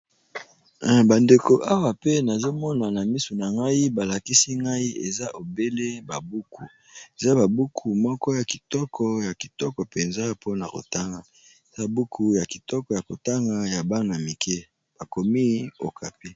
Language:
Lingala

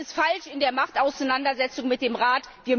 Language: German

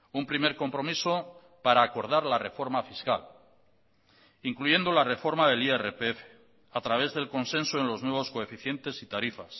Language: Spanish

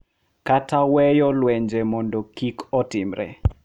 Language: Luo (Kenya and Tanzania)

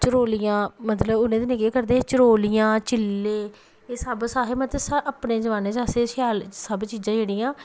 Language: Dogri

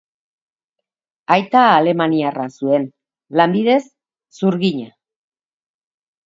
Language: Basque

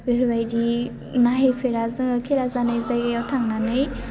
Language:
Bodo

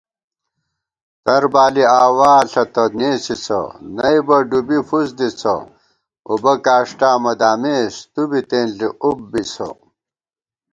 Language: Gawar-Bati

